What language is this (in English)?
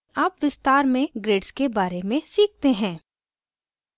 Hindi